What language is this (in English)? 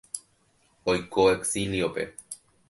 Guarani